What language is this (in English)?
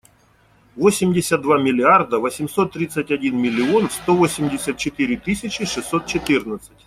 Russian